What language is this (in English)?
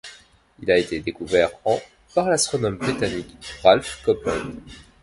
French